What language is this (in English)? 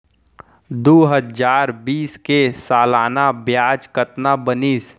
Chhattisgarhi